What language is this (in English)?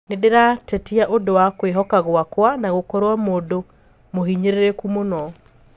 Kikuyu